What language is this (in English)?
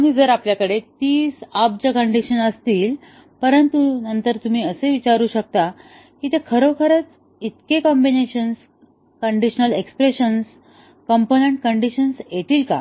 Marathi